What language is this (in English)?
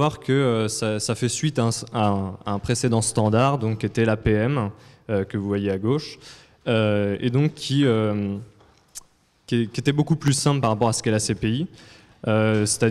French